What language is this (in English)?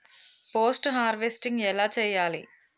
Telugu